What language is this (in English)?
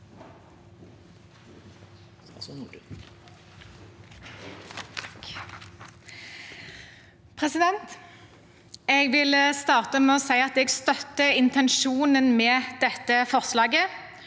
Norwegian